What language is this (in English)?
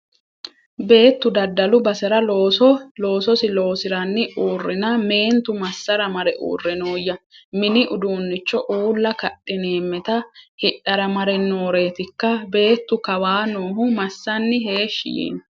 Sidamo